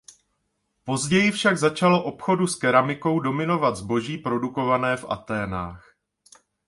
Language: Czech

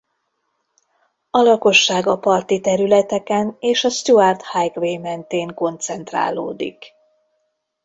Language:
Hungarian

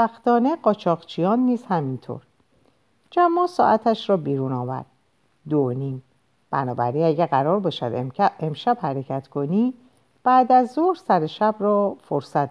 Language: Persian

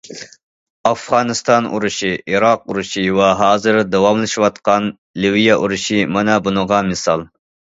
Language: Uyghur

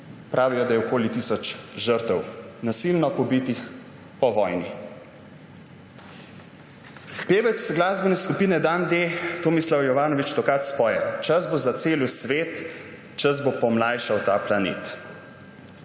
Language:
Slovenian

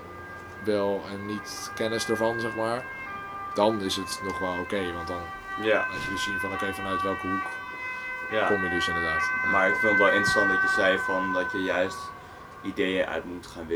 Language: Dutch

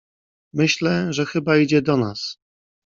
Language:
Polish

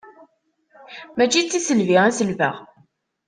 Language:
Kabyle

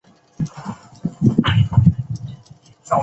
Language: Chinese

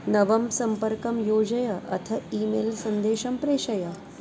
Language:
Sanskrit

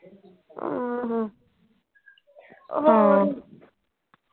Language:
Punjabi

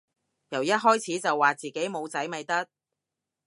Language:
Cantonese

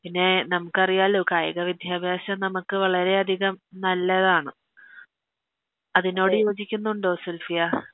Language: Malayalam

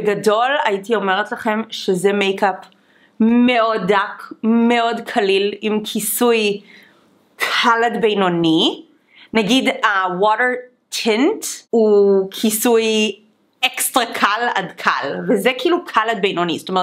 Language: Hebrew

